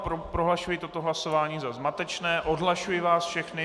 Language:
Czech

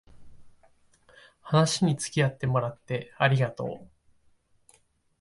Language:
Japanese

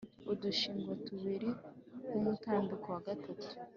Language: Kinyarwanda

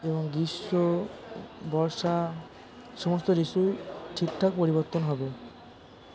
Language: Bangla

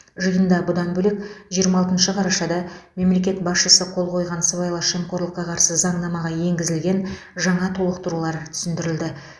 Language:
Kazakh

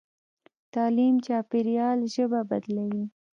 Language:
Pashto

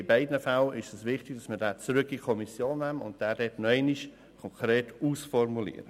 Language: Swiss German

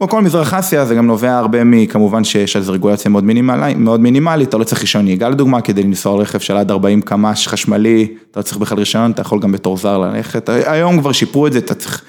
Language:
Hebrew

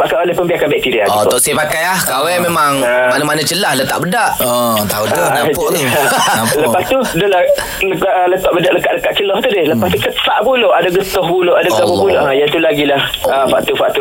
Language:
Malay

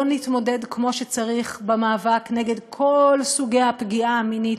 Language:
Hebrew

